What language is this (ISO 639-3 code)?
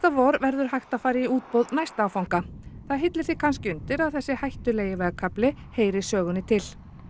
isl